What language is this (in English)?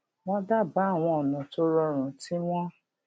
Yoruba